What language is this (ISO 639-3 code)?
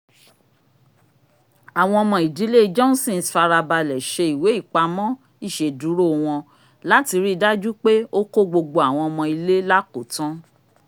yor